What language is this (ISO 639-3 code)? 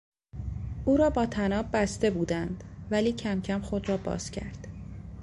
fas